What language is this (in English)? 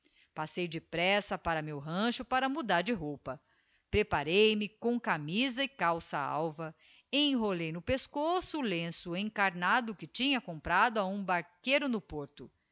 Portuguese